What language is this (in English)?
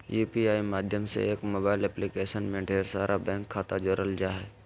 Magahi